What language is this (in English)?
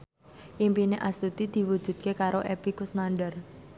Javanese